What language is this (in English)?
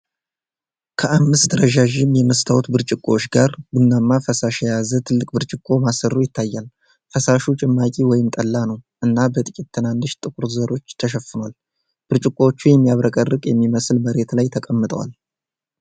Amharic